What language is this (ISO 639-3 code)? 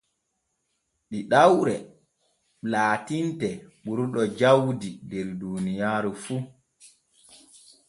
fue